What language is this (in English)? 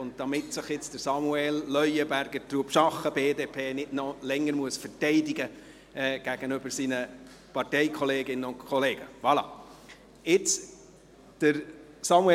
Swiss German